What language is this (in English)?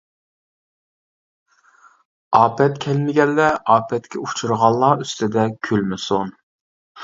Uyghur